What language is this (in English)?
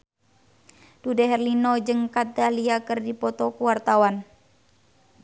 Sundanese